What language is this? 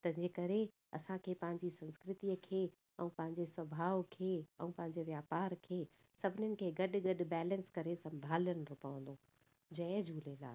Sindhi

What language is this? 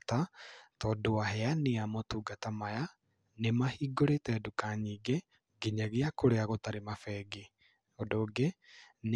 Kikuyu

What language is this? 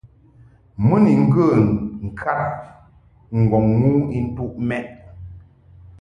Mungaka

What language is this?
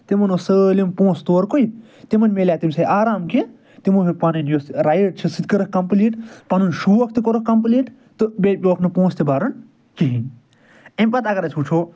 Kashmiri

